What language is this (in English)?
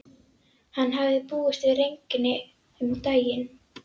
Icelandic